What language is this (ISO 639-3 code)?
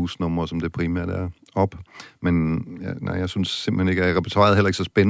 dan